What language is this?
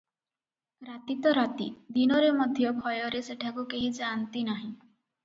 Odia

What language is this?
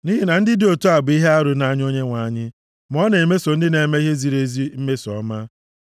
Igbo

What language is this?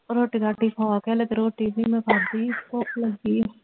Punjabi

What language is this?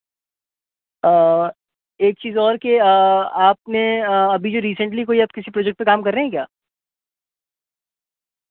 Urdu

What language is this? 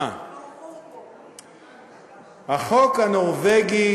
Hebrew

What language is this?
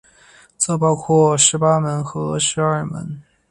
Chinese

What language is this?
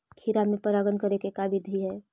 Magahi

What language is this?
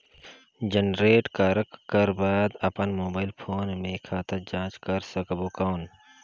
Chhattisgarhi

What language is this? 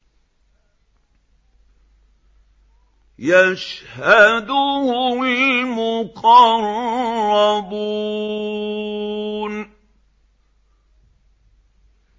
Arabic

